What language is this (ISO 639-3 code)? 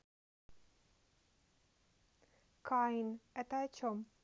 rus